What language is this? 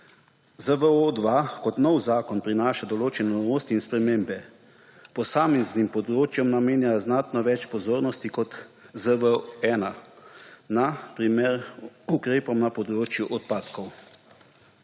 Slovenian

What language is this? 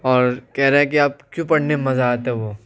Urdu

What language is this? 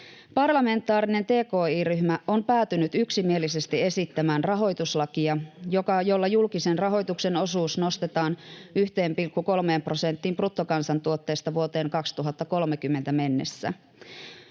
Finnish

